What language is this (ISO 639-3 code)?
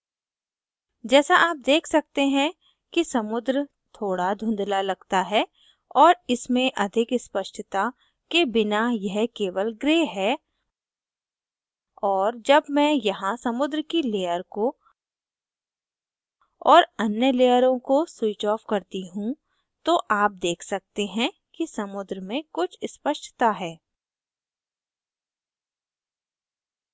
hin